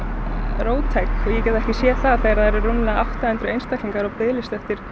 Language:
Icelandic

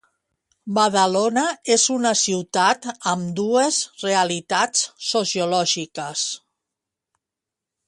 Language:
Catalan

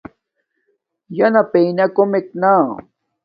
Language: Domaaki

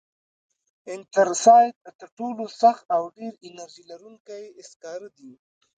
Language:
Pashto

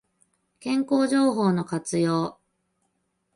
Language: Japanese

